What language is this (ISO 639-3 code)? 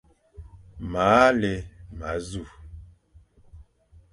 fan